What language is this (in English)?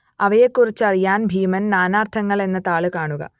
Malayalam